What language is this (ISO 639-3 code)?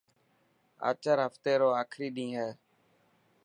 mki